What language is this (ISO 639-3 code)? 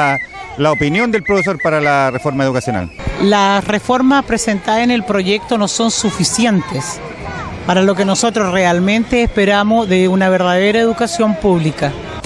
spa